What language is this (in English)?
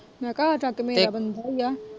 Punjabi